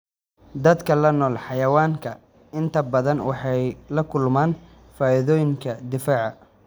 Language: Somali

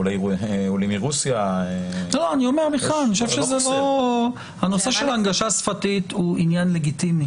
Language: Hebrew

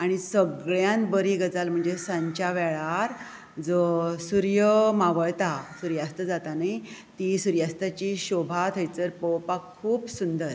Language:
Konkani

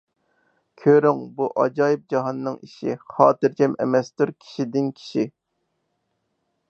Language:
Uyghur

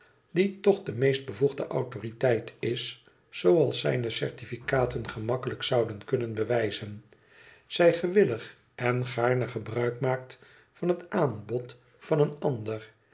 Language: Dutch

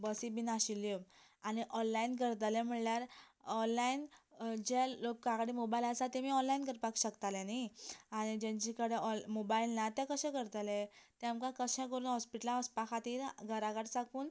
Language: Konkani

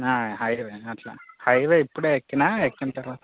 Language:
Telugu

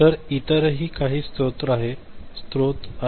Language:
Marathi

